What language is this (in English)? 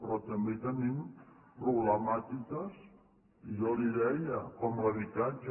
Catalan